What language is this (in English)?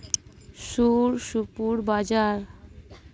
Santali